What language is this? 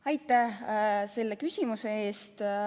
Estonian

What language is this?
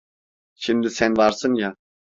Turkish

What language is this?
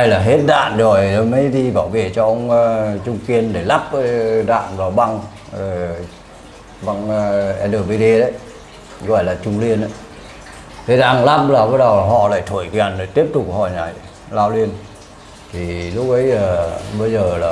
Vietnamese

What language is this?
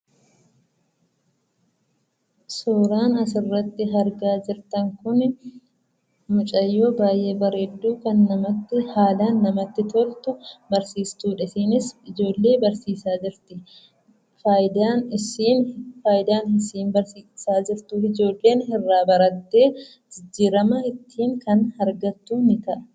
Oromo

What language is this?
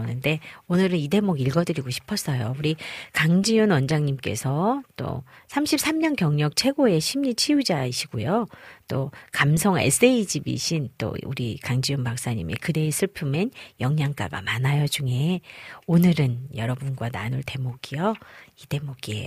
Korean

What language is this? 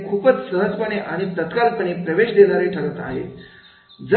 Marathi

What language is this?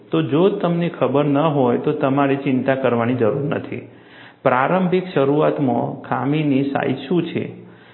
Gujarati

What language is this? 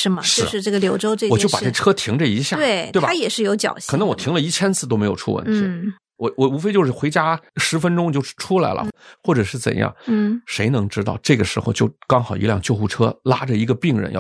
Chinese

